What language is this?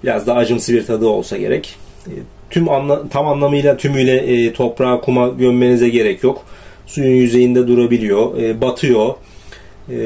Turkish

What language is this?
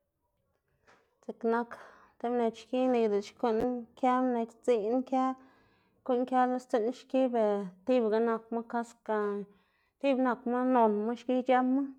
Xanaguía Zapotec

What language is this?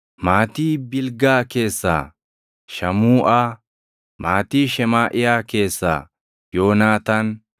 Oromo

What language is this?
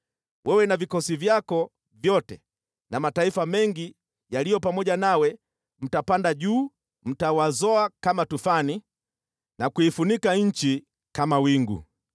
Swahili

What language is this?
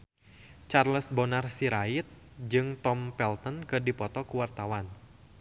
Sundanese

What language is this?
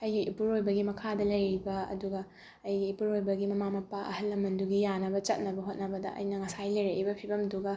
Manipuri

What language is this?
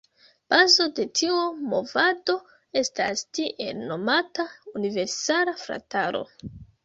Esperanto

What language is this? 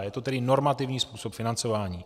Czech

